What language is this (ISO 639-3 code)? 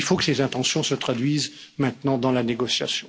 fra